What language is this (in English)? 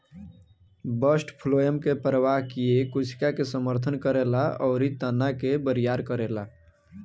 Bhojpuri